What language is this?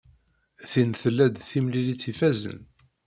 Kabyle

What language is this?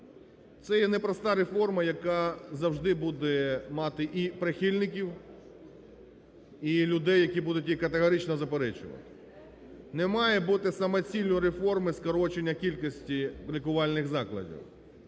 Ukrainian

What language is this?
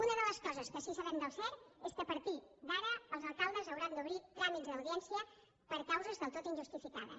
Catalan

